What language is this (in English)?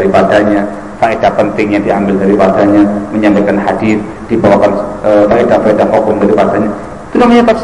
Indonesian